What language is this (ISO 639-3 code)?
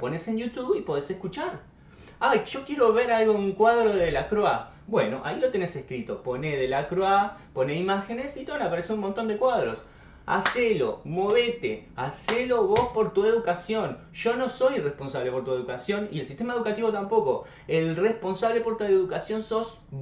spa